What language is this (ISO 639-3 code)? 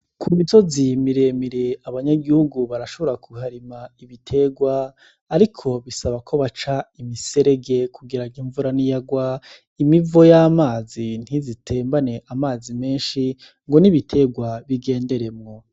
run